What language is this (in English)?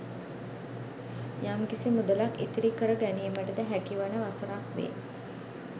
Sinhala